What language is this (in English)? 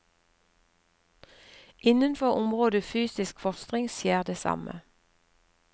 Norwegian